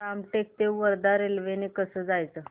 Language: Marathi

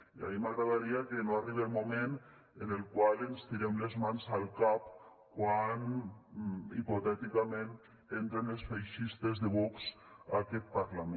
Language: Catalan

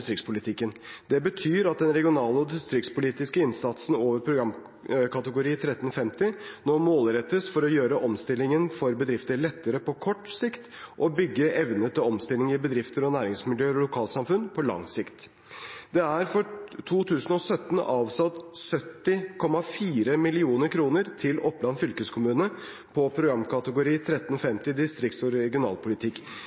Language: Norwegian Bokmål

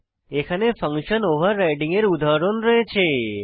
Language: Bangla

